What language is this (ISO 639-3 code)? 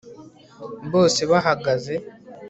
kin